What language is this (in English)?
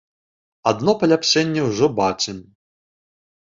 Belarusian